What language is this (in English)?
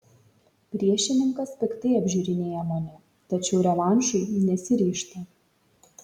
Lithuanian